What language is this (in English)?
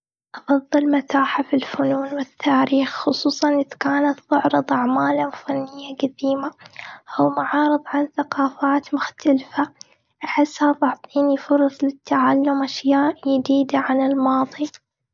Gulf Arabic